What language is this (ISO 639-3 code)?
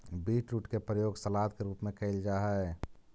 mag